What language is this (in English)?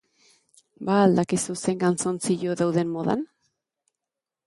Basque